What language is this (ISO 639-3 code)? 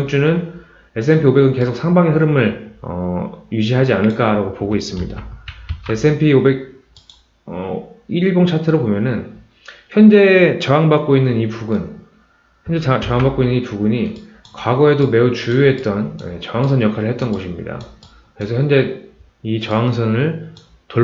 kor